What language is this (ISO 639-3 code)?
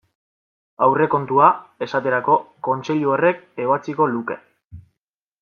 eus